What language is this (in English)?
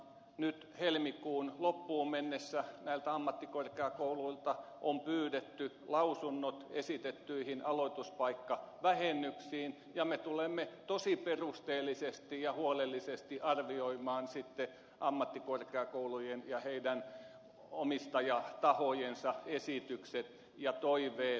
Finnish